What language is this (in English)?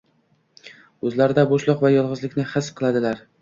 Uzbek